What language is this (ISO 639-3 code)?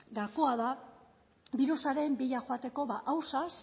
eus